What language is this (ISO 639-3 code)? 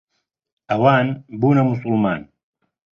ckb